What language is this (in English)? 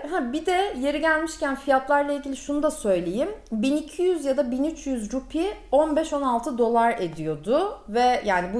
Turkish